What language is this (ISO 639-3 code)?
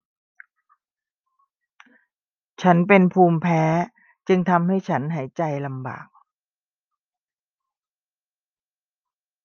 tha